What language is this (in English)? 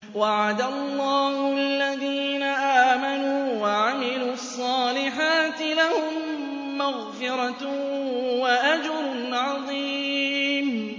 Arabic